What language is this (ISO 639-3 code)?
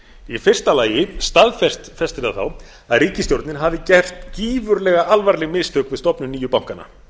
isl